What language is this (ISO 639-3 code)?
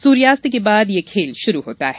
hin